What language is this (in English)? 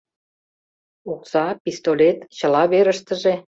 Mari